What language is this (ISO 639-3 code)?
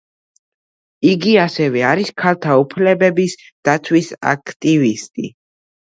kat